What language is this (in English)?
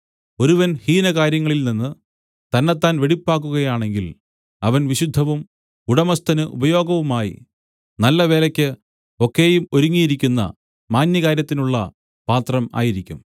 Malayalam